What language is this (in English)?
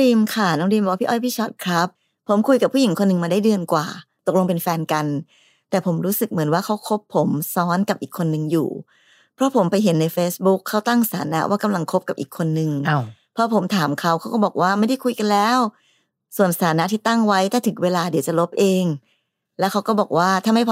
Thai